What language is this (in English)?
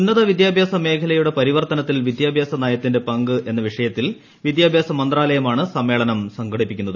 Malayalam